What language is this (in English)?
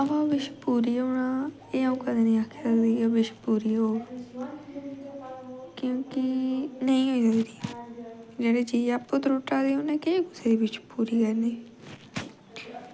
Dogri